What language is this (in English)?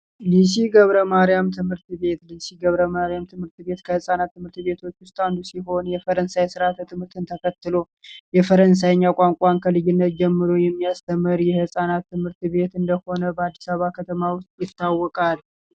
Amharic